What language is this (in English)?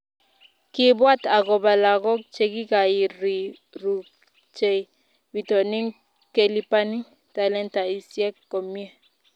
Kalenjin